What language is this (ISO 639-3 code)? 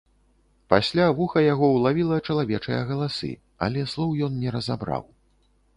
bel